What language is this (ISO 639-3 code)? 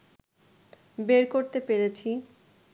ben